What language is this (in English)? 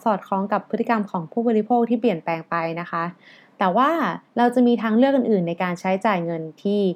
Thai